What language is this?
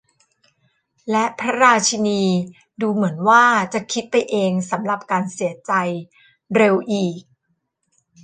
Thai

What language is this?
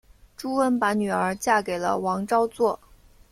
Chinese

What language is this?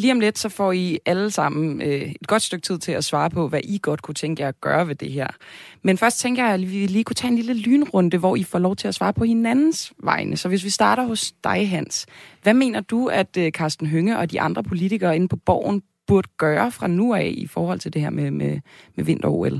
Danish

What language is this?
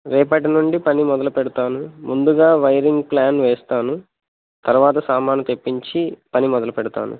Telugu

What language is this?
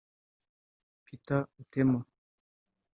Kinyarwanda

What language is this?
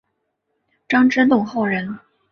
Chinese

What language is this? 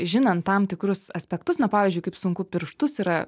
Lithuanian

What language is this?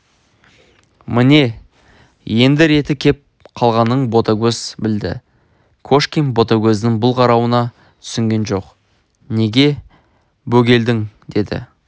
Kazakh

